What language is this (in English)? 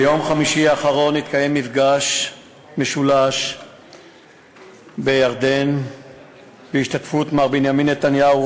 Hebrew